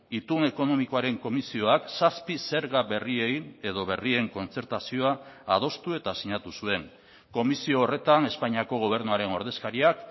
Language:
Basque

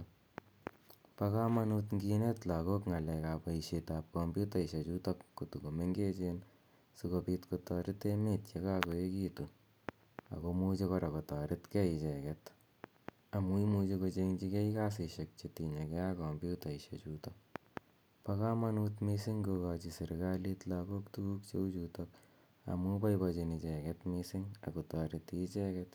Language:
Kalenjin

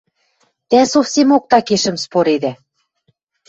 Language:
Western Mari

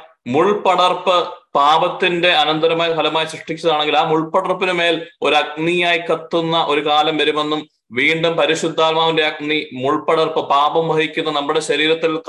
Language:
Malayalam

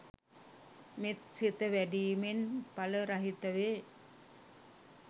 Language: Sinhala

